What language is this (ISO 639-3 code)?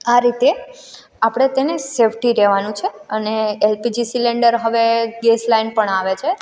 guj